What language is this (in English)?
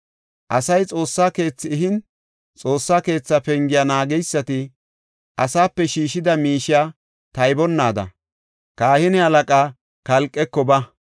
Gofa